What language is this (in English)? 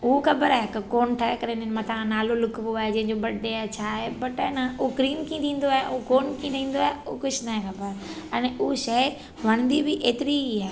Sindhi